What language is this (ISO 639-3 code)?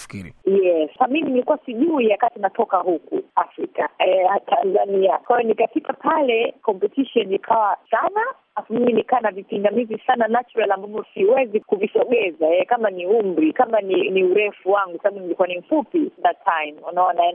swa